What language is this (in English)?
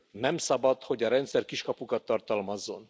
Hungarian